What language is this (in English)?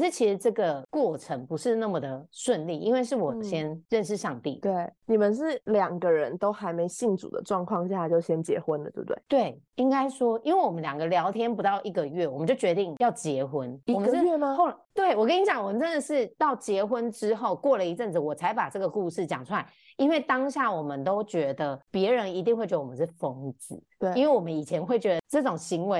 Chinese